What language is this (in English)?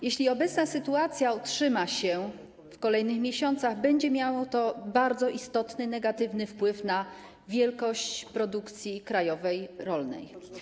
Polish